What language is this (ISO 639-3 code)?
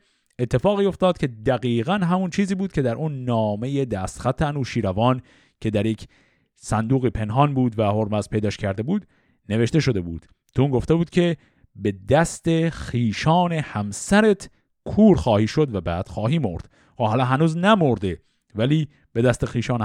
fas